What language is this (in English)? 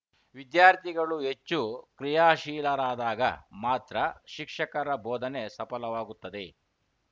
Kannada